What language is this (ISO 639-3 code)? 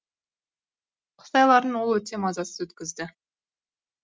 kaz